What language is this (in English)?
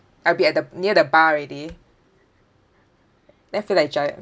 English